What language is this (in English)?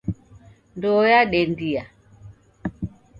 Taita